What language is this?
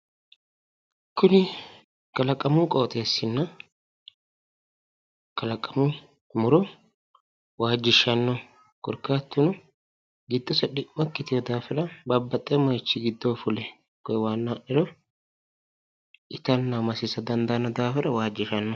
Sidamo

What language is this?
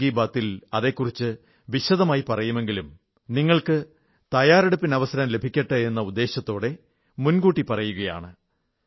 Malayalam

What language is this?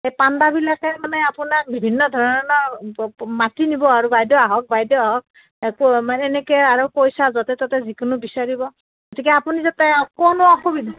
Assamese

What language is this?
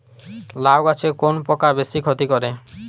Bangla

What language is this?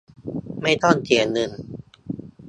Thai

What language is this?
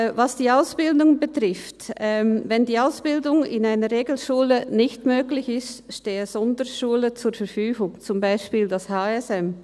Swiss German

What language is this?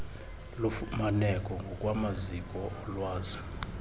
Xhosa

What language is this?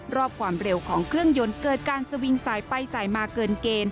Thai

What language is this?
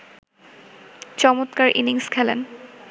Bangla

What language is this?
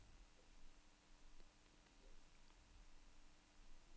Danish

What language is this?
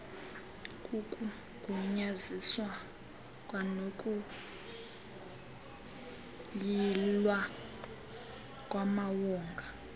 Xhosa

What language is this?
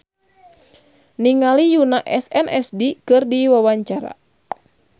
Sundanese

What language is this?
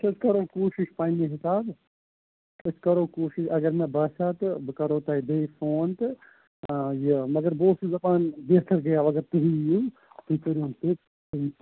Kashmiri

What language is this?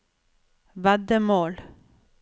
Norwegian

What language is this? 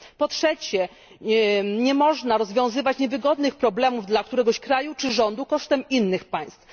Polish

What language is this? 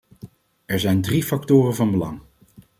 Dutch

